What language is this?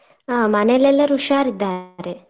Kannada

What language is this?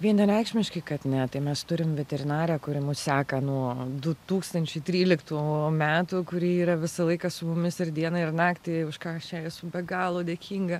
Lithuanian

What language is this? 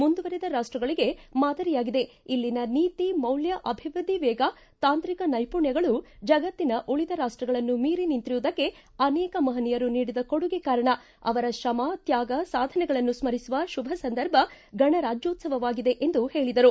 Kannada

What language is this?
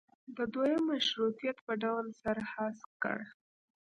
Pashto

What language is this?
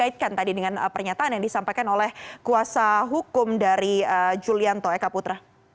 Indonesian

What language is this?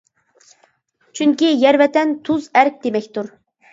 Uyghur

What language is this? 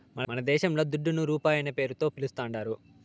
Telugu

